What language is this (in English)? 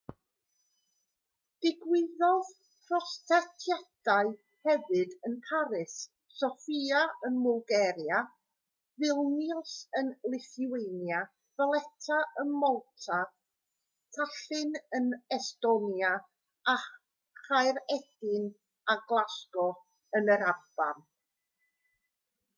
Welsh